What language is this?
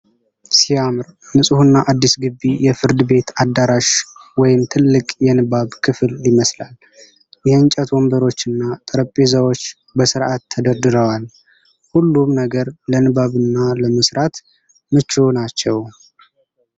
Amharic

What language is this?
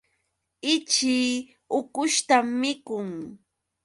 Yauyos Quechua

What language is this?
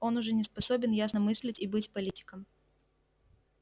Russian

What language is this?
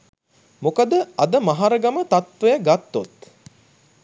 Sinhala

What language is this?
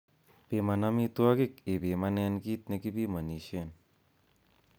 Kalenjin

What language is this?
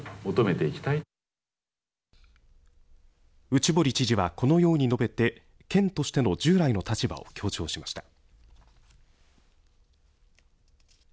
Japanese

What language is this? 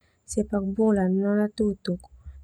Termanu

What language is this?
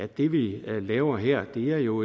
Danish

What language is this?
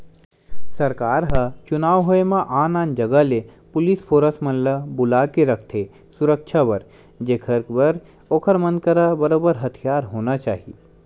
Chhattisgarhi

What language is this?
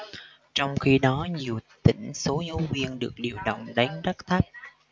Vietnamese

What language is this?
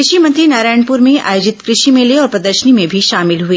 Hindi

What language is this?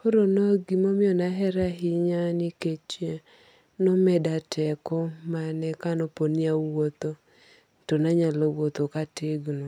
Luo (Kenya and Tanzania)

